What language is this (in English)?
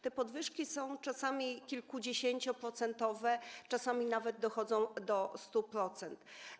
Polish